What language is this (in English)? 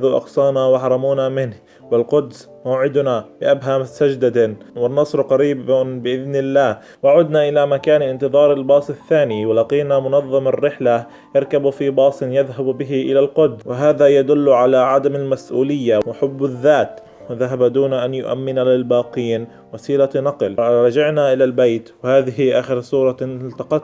Arabic